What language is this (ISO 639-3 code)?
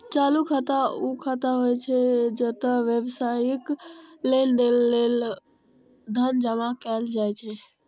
mai